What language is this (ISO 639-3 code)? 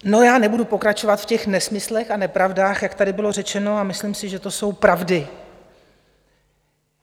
ces